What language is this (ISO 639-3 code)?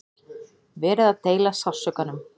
isl